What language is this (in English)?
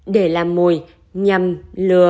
Vietnamese